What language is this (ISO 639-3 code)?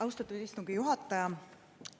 est